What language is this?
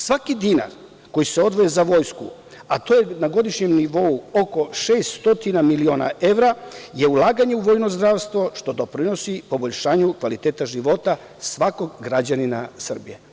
Serbian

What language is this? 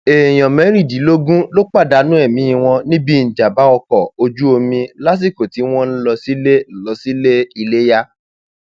Yoruba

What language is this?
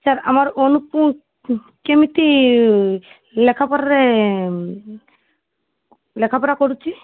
Odia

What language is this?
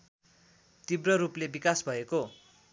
Nepali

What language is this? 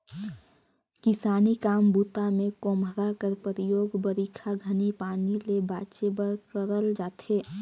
Chhattisgarhi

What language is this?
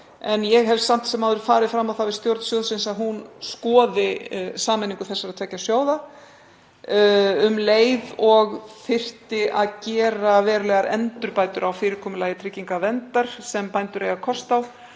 Icelandic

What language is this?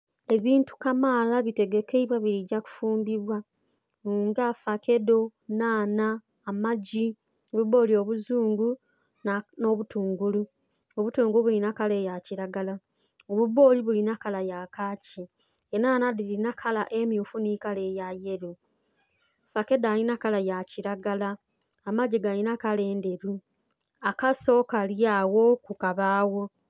Soga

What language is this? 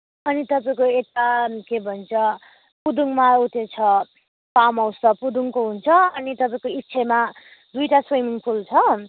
Nepali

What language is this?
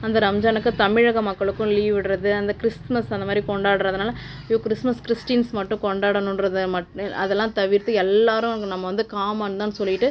Tamil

